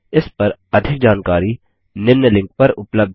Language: Hindi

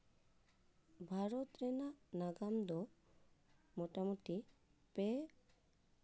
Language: Santali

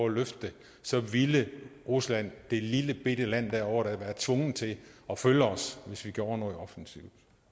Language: Danish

